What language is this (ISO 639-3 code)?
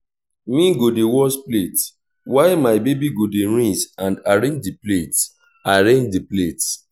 pcm